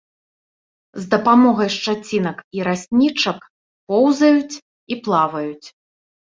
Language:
Belarusian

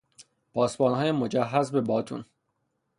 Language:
Persian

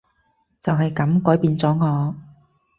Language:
Cantonese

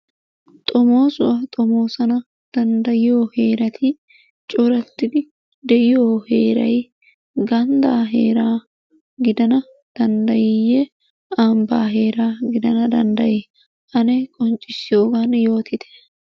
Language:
Wolaytta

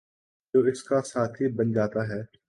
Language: Urdu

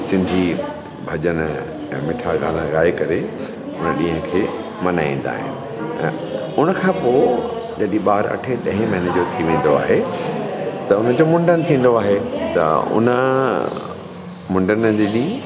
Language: Sindhi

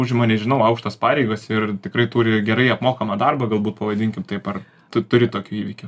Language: Lithuanian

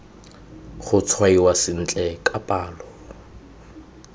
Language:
Tswana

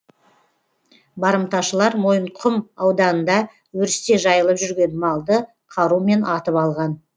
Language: Kazakh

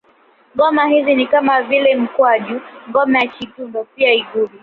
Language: Swahili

